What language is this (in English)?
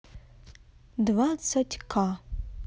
Russian